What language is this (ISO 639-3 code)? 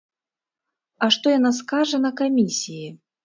bel